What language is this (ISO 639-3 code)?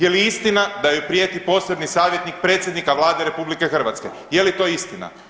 hrv